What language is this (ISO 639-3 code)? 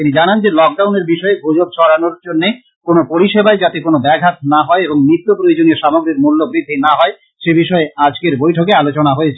ben